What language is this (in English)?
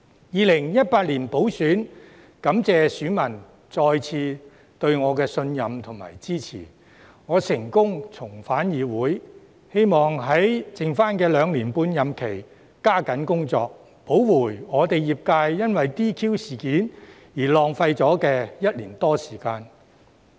Cantonese